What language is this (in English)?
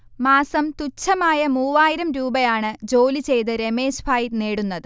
Malayalam